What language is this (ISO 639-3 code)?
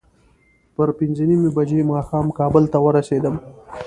pus